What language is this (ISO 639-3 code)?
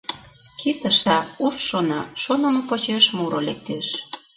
chm